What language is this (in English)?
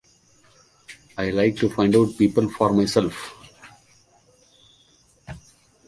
English